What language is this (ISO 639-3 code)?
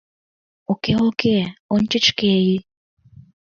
chm